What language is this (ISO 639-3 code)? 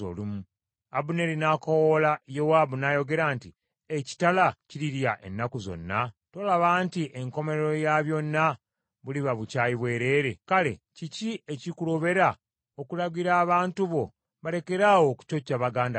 lug